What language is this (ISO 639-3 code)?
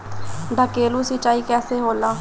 bho